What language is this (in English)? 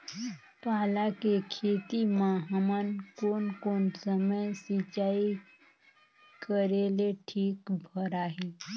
Chhattisgarhi